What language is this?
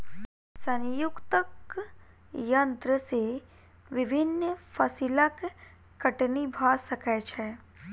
Maithili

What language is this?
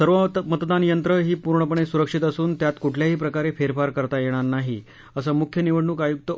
Marathi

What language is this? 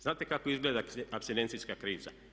Croatian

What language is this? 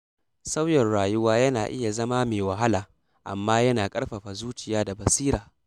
Hausa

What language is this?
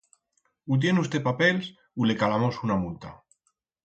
Aragonese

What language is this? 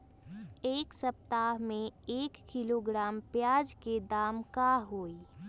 Magahi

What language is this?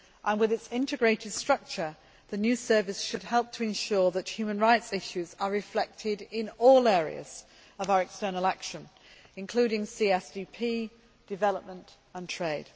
English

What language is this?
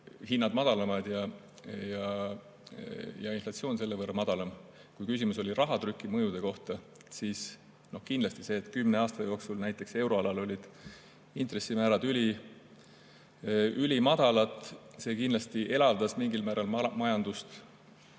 Estonian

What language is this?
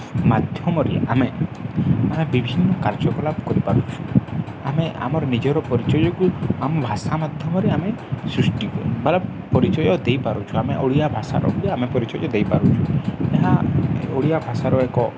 Odia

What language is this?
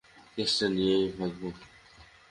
Bangla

